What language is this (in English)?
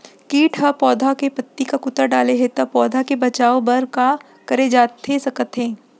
Chhattisgarhi